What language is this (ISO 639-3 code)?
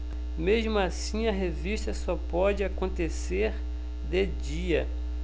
por